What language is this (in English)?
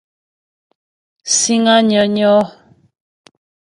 Ghomala